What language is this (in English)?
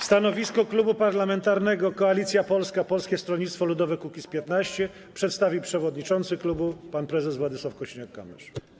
Polish